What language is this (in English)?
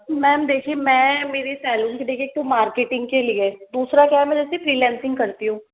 Hindi